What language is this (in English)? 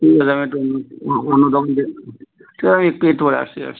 Bangla